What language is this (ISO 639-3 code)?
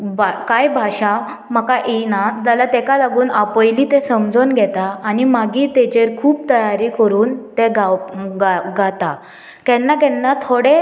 kok